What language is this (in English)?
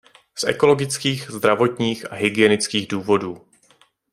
Czech